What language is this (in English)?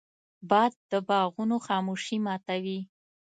Pashto